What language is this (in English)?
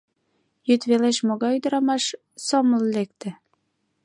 Mari